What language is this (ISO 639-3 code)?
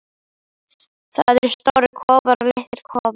isl